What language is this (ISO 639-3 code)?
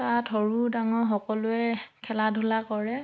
asm